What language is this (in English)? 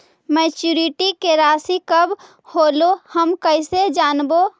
Magahi